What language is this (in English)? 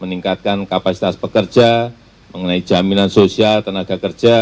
Indonesian